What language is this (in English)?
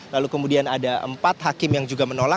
Indonesian